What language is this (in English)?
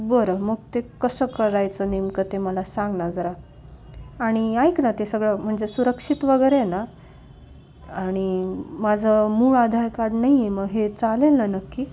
Marathi